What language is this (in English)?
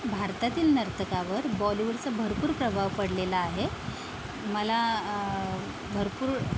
Marathi